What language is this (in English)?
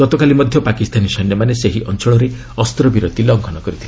Odia